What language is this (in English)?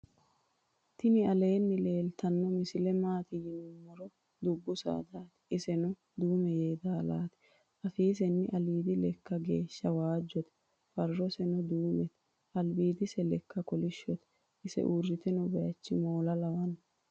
Sidamo